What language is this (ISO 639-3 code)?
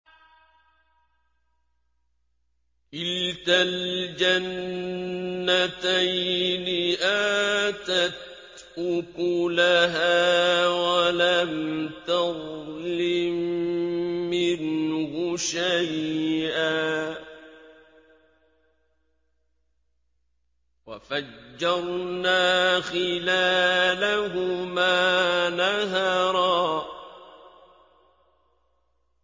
ara